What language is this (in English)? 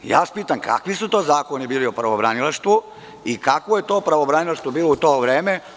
Serbian